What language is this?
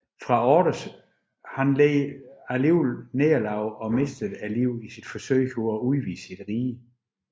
Danish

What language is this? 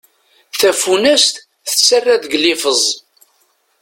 Kabyle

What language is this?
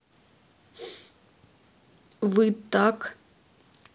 Russian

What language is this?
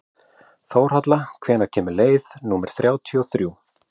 Icelandic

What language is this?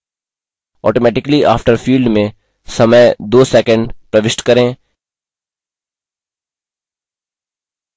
Hindi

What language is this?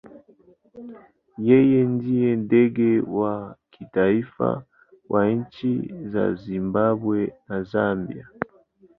Swahili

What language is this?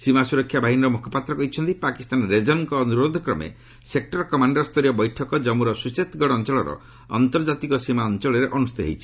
Odia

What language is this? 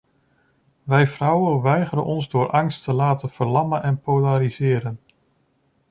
Dutch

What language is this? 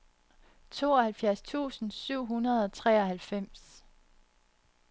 Danish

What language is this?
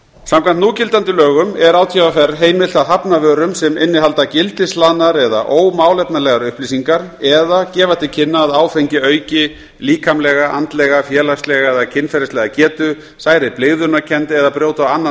Icelandic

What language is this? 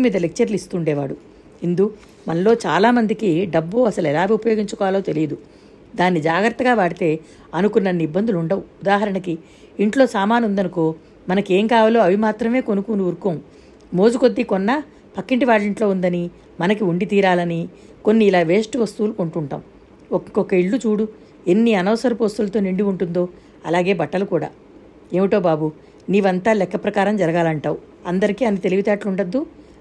Telugu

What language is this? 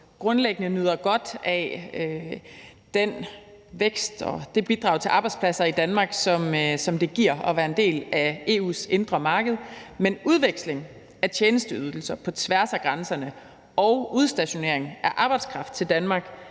Danish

